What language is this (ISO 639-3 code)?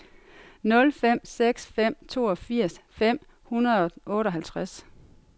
dan